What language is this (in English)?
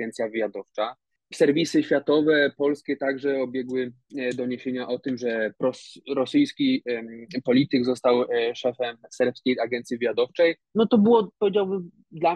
Polish